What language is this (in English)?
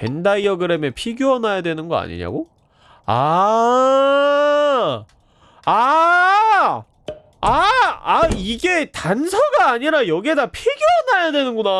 Korean